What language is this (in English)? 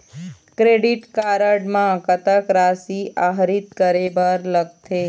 Chhattisgarhi